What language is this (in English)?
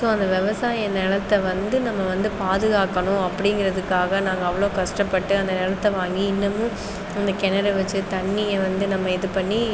Tamil